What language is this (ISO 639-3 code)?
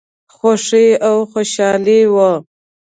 pus